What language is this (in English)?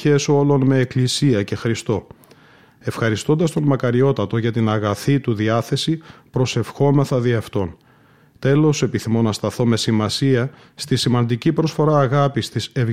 Greek